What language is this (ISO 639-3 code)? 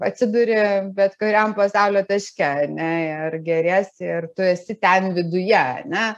lit